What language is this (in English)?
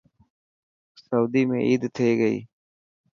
Dhatki